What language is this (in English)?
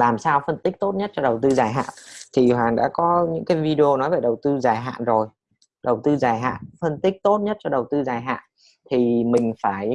Vietnamese